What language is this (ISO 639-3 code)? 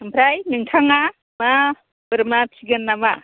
brx